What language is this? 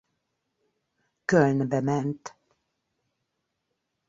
Hungarian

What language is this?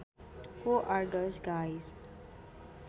Sundanese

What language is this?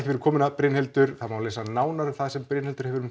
Icelandic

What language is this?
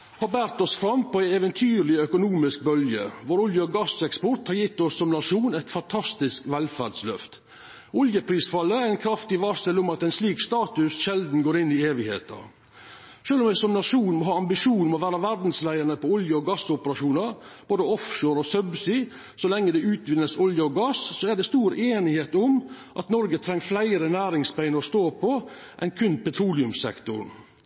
Norwegian Nynorsk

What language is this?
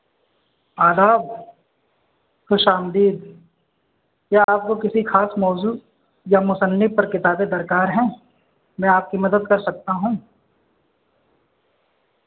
Urdu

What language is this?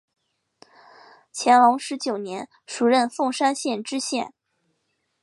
Chinese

